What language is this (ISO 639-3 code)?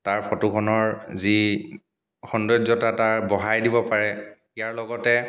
asm